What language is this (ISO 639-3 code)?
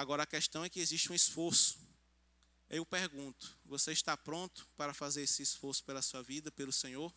por